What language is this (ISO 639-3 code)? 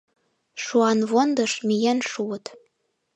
chm